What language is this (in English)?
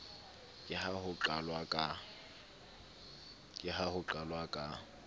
Southern Sotho